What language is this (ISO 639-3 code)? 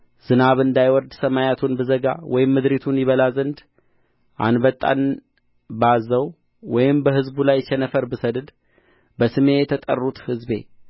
amh